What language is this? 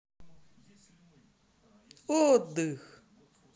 Russian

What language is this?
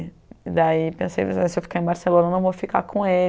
Portuguese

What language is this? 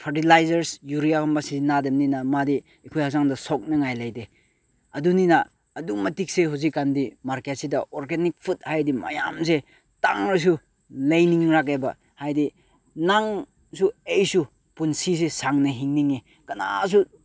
Manipuri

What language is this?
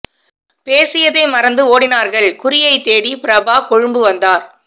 Tamil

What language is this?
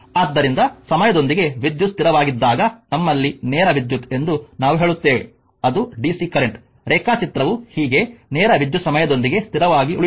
Kannada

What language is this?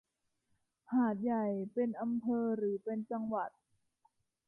Thai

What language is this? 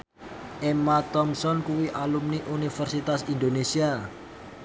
Javanese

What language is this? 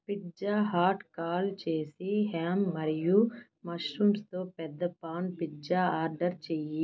Telugu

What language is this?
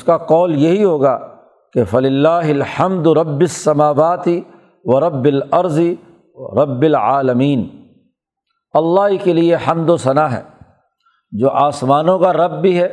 Urdu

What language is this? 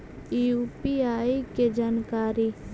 Magahi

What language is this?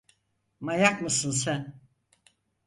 Turkish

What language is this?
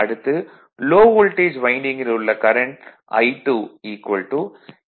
Tamil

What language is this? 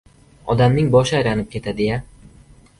Uzbek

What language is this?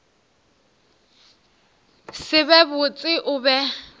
Northern Sotho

